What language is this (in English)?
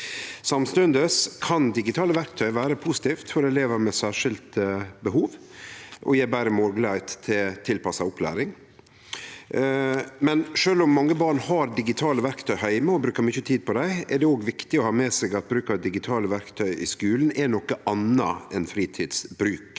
Norwegian